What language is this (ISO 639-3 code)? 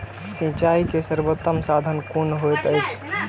mai